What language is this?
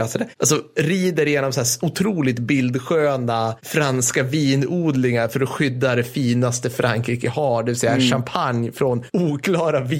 Swedish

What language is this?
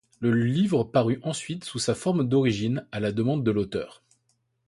French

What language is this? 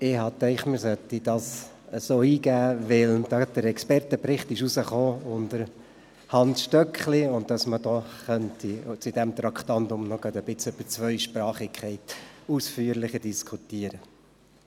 Swiss German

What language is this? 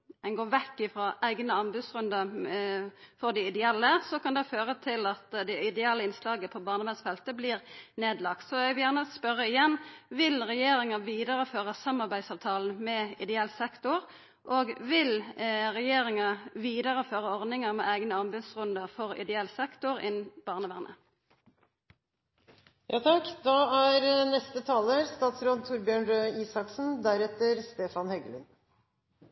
Norwegian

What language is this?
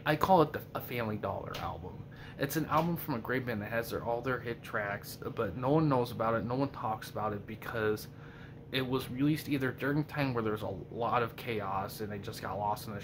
English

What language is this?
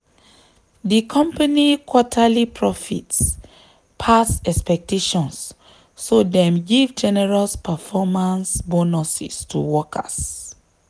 Nigerian Pidgin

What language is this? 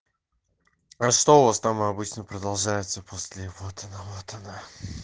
Russian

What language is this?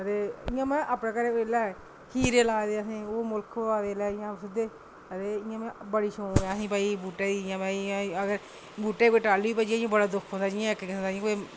Dogri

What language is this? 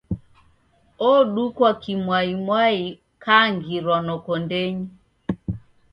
Taita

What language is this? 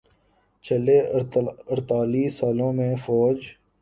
Urdu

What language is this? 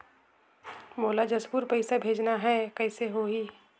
Chhattisgarhi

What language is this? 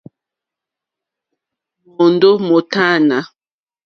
Mokpwe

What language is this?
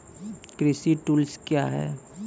Maithili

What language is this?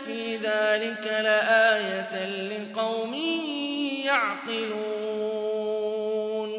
Arabic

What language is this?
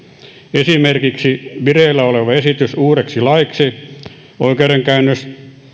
Finnish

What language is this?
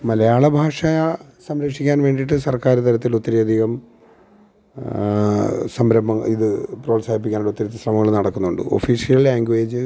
Malayalam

